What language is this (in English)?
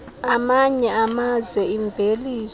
Xhosa